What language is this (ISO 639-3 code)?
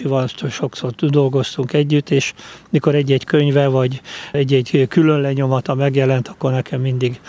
hun